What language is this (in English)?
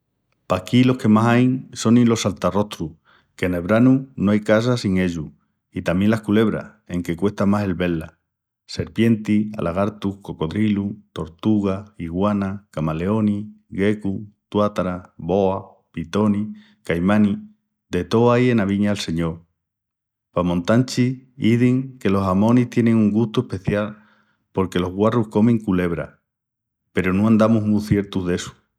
Extremaduran